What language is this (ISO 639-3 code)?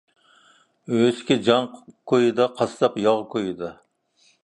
uig